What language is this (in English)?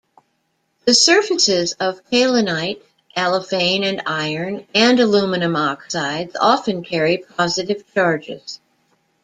English